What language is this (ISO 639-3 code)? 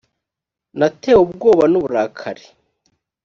kin